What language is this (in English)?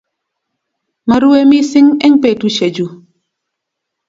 Kalenjin